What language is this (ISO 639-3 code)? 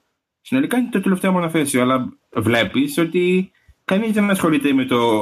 ell